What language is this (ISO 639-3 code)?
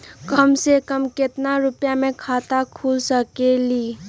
mag